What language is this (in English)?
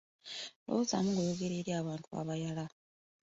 Ganda